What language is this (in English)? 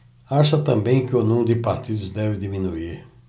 Portuguese